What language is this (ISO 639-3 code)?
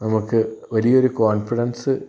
mal